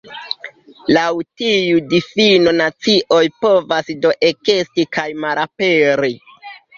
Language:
Esperanto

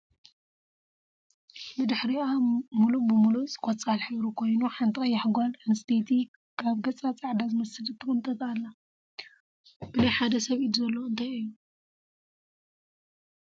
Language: Tigrinya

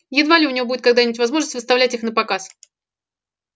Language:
Russian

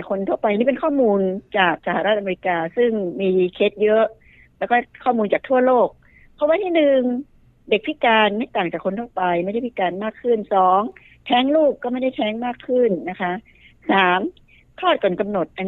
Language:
Thai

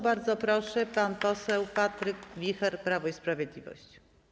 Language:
Polish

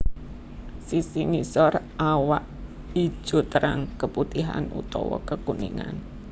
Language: Javanese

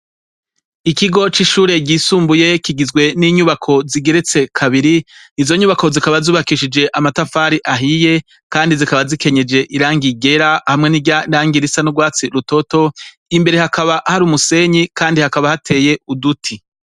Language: Rundi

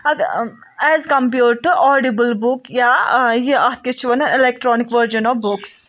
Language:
Kashmiri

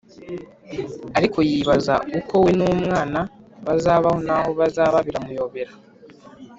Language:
Kinyarwanda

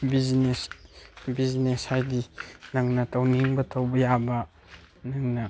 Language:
Manipuri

